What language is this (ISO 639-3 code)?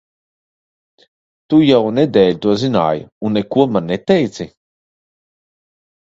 lav